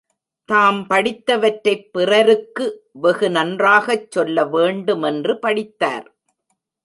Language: Tamil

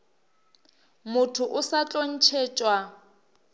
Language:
Northern Sotho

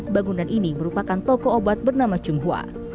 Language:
Indonesian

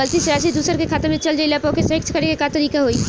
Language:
Bhojpuri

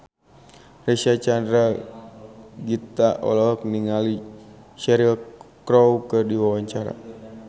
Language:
Sundanese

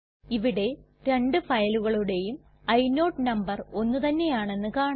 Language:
Malayalam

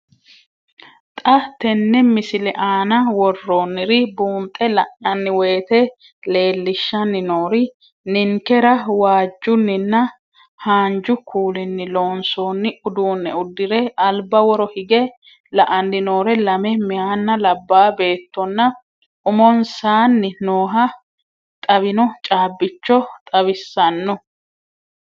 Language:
Sidamo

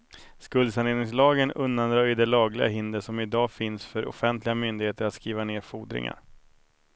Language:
Swedish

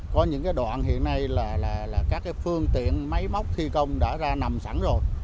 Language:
Vietnamese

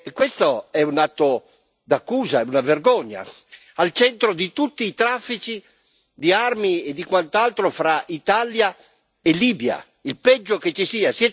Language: Italian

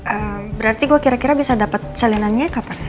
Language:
Indonesian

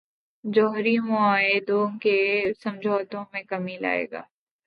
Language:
Urdu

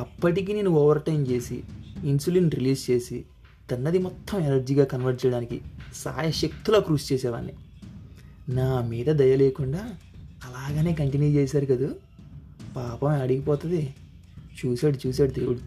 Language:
Telugu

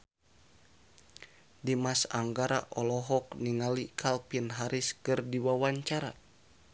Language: Sundanese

